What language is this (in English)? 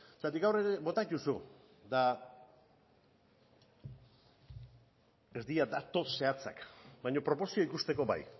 Basque